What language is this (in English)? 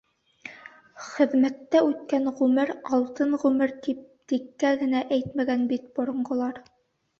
Bashkir